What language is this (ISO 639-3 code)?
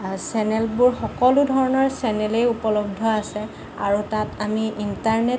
asm